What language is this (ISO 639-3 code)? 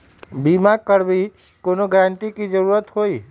mag